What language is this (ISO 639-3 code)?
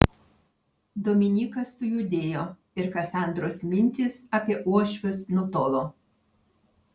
lit